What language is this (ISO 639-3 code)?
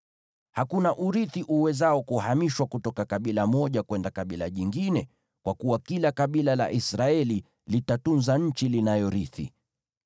swa